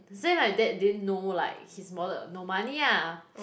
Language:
English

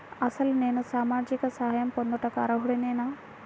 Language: Telugu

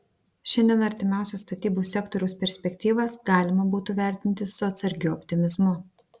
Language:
Lithuanian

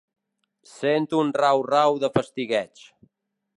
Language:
Catalan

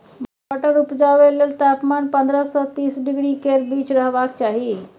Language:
Maithili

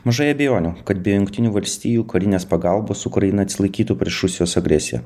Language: Lithuanian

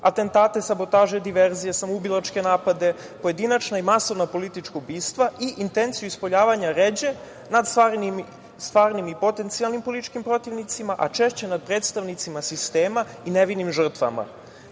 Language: Serbian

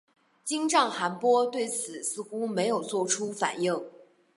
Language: Chinese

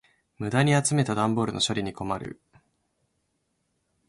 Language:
Japanese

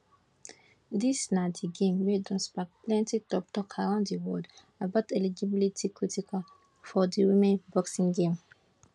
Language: Nigerian Pidgin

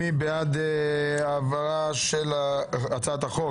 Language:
Hebrew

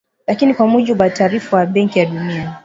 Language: Swahili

